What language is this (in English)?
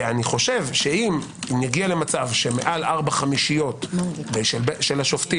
Hebrew